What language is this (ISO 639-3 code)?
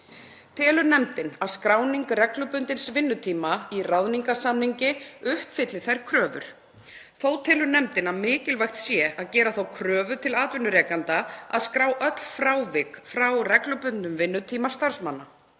isl